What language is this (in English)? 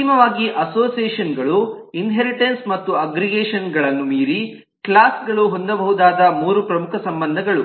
Kannada